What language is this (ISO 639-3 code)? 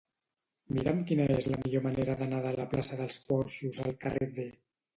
cat